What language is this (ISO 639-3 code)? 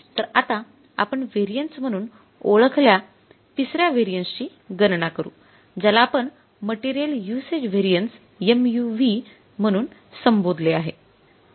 mar